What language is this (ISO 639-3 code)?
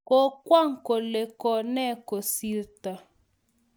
kln